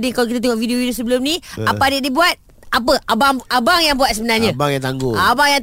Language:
Malay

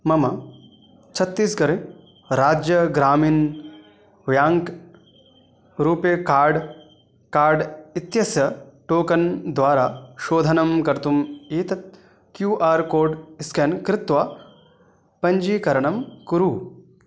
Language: Sanskrit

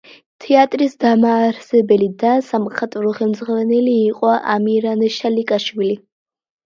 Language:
Georgian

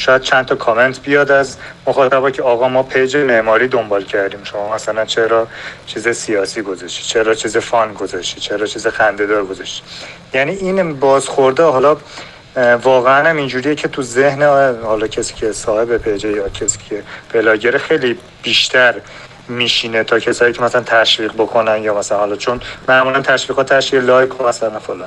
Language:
Persian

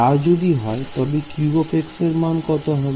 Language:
Bangla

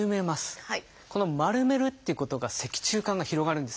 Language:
Japanese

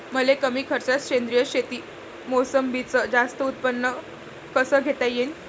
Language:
Marathi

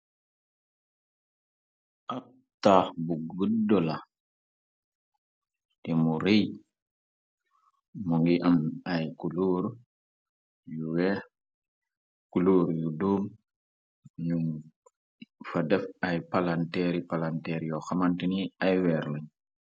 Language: Wolof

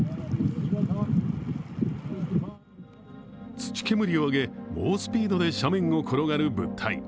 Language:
Japanese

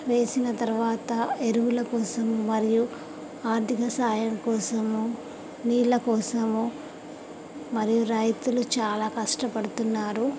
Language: Telugu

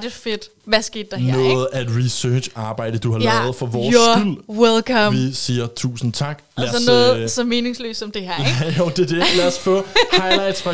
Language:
Danish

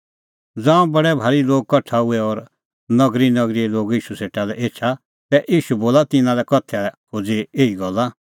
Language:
Kullu Pahari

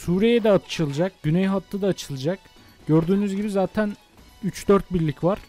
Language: Turkish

